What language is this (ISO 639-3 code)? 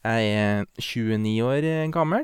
nor